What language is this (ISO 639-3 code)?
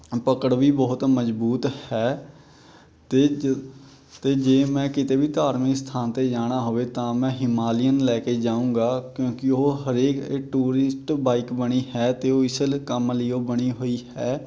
pan